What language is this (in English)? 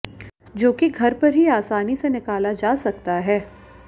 Hindi